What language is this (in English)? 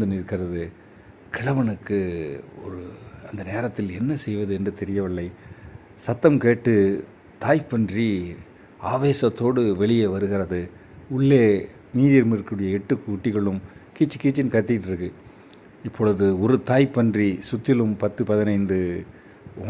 Tamil